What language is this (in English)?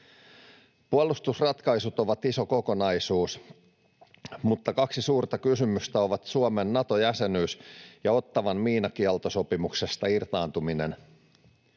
Finnish